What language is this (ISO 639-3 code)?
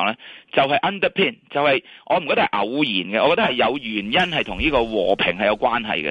zho